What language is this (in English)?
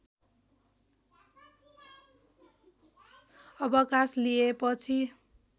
Nepali